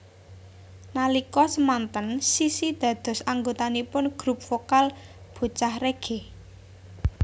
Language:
Javanese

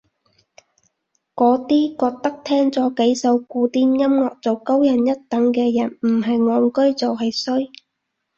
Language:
Cantonese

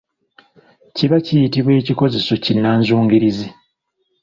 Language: Ganda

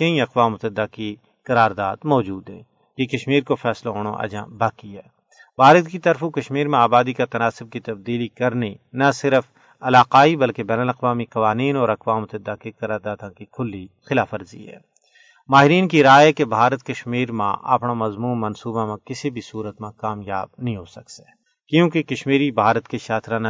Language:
Urdu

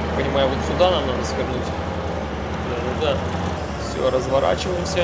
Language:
Russian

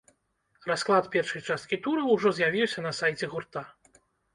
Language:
Belarusian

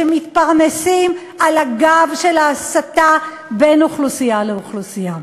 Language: Hebrew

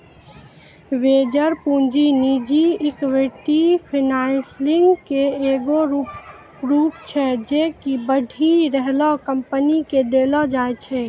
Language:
Maithili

